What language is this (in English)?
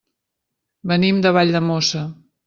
Catalan